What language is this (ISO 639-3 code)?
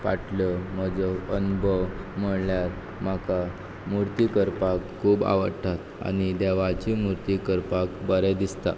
kok